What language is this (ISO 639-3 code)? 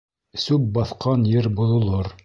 bak